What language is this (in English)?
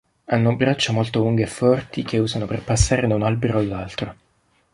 Italian